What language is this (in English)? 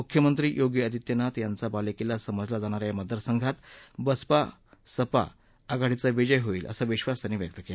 Marathi